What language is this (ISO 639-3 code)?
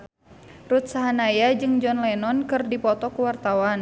sun